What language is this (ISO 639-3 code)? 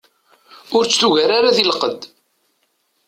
kab